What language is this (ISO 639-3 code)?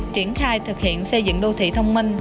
vie